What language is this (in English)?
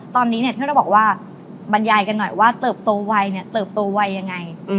Thai